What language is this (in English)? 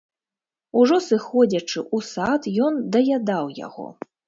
Belarusian